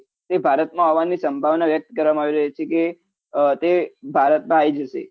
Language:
Gujarati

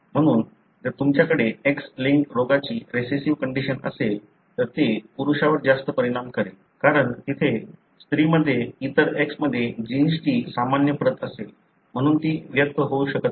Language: Marathi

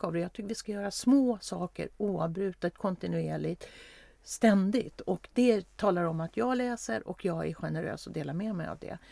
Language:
Swedish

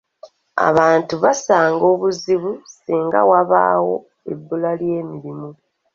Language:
Ganda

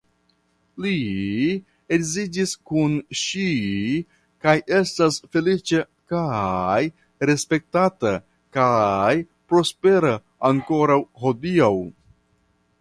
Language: Esperanto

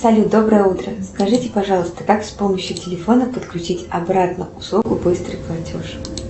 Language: Russian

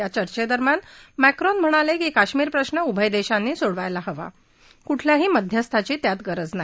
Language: Marathi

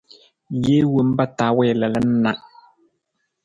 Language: Nawdm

